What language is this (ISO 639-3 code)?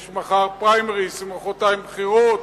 heb